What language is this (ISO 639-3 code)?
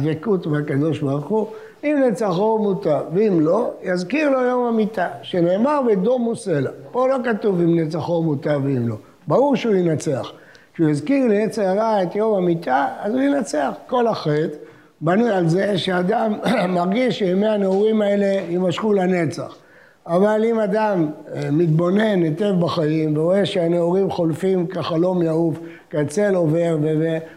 heb